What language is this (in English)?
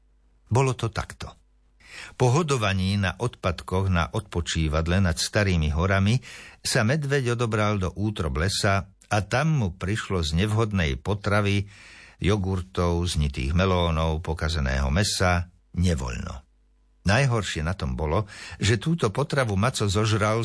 Slovak